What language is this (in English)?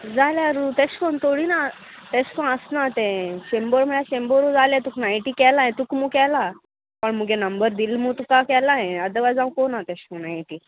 Konkani